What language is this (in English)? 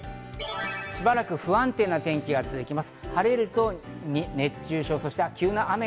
Japanese